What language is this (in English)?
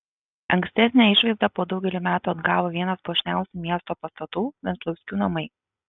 Lithuanian